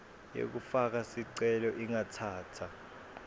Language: Swati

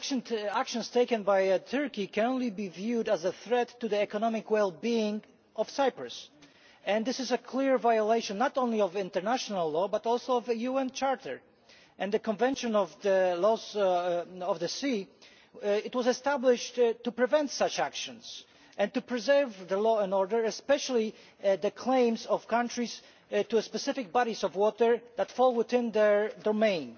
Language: English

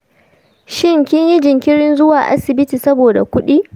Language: Hausa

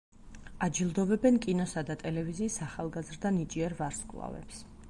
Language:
Georgian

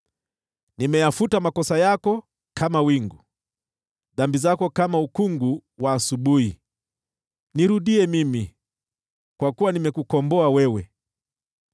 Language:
Swahili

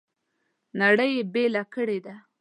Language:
Pashto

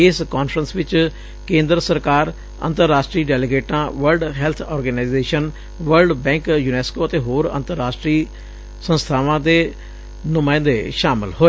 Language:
Punjabi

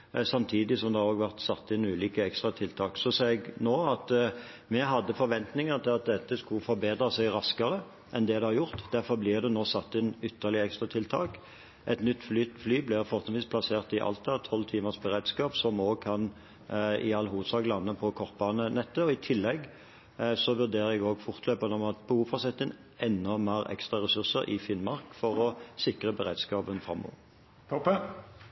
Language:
Norwegian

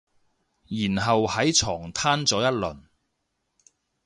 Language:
Cantonese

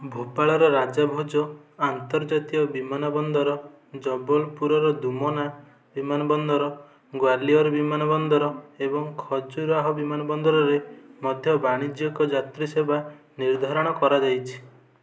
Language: Odia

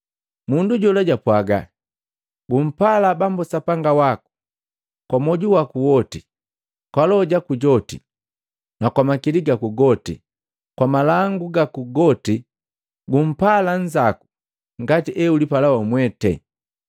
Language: Matengo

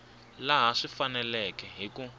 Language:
Tsonga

